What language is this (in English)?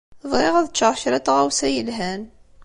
Kabyle